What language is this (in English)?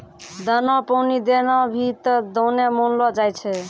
Maithili